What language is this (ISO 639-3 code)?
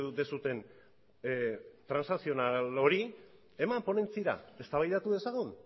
eus